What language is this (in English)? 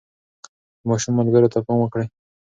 Pashto